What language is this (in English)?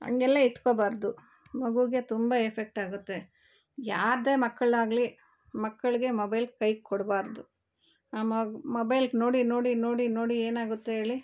Kannada